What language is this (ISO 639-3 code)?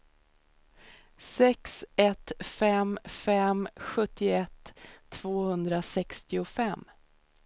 swe